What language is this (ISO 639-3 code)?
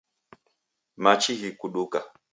dav